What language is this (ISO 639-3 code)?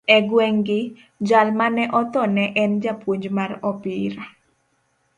luo